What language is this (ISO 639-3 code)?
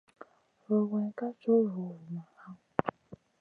mcn